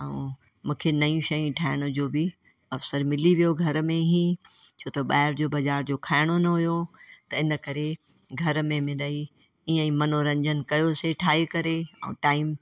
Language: Sindhi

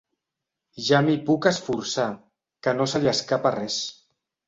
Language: Catalan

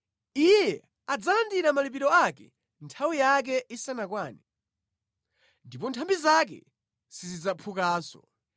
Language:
Nyanja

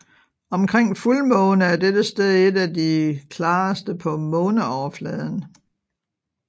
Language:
Danish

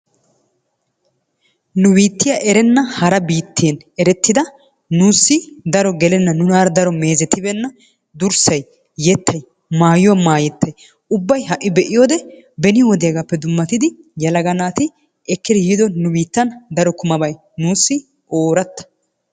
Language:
Wolaytta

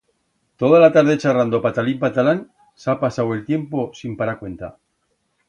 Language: Aragonese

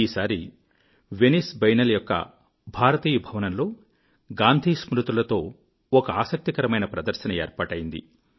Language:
Telugu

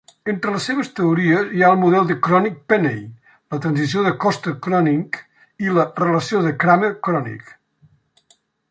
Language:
Catalan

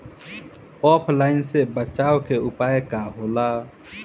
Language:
Bhojpuri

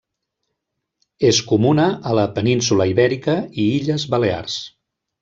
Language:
Catalan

